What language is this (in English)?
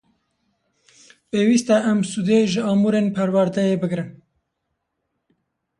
Kurdish